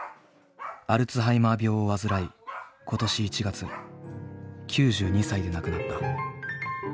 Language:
Japanese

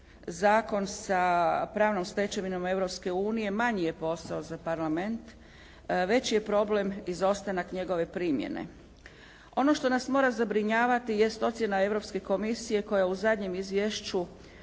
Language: Croatian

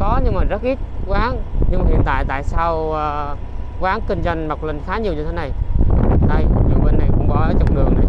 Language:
Vietnamese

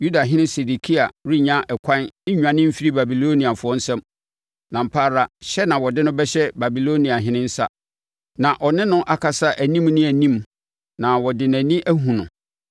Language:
Akan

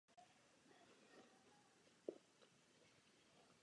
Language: Czech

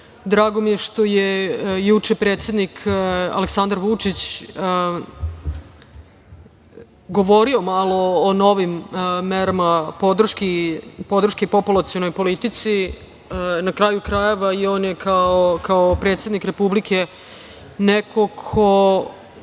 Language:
Serbian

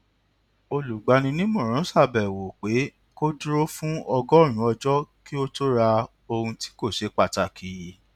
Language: Yoruba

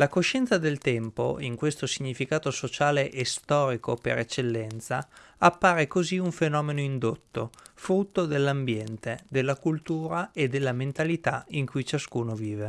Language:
Italian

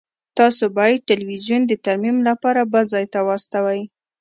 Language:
Pashto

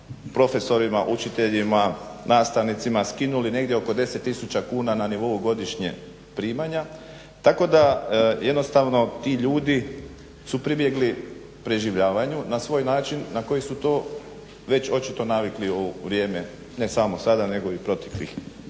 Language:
Croatian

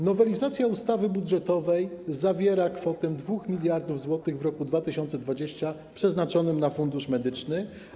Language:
Polish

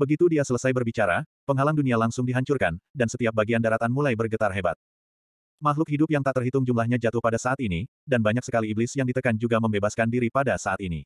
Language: Indonesian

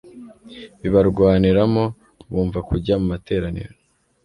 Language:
Kinyarwanda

